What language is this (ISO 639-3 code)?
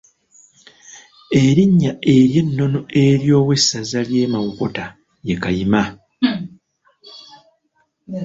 lug